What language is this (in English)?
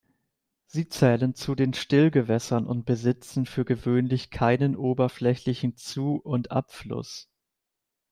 German